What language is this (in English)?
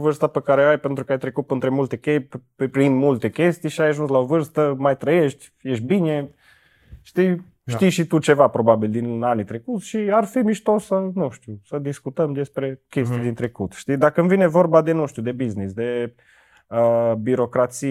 Romanian